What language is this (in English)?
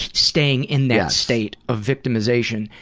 English